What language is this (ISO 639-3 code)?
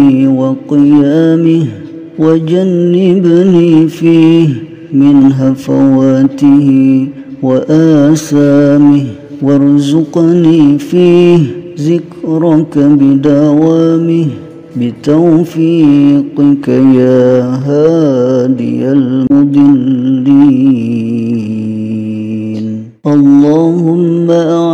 ara